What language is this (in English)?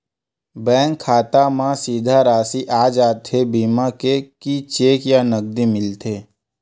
Chhattisgarhi